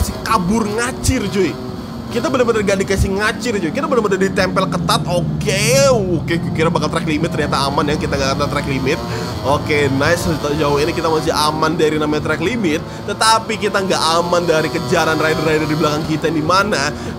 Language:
Indonesian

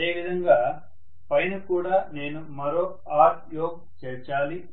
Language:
Telugu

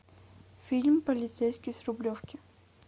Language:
Russian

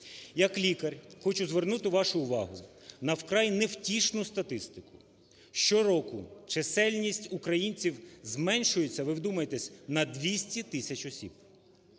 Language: Ukrainian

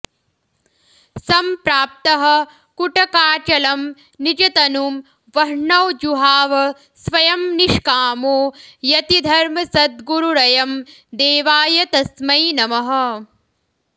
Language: Sanskrit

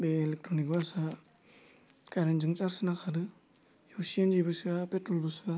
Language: Bodo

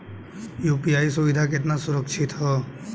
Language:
Bhojpuri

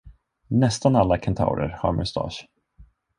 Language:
Swedish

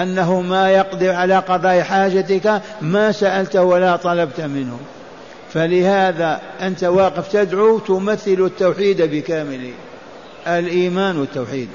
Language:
Arabic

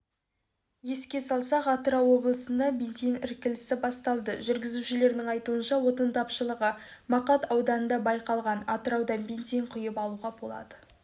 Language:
Kazakh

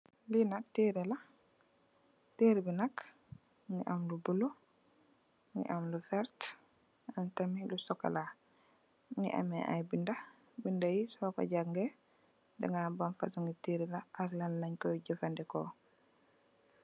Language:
Wolof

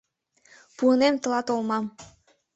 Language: Mari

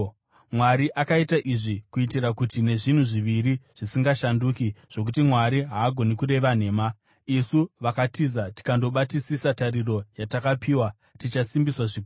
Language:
Shona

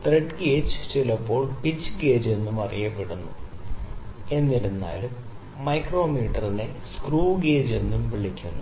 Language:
Malayalam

